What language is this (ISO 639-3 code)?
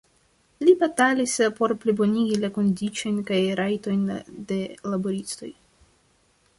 epo